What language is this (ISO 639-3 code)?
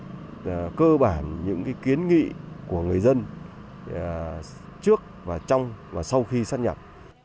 vie